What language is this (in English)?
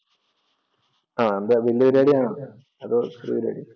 Malayalam